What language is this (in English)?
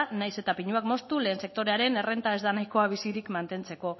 Basque